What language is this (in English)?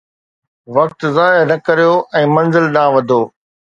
Sindhi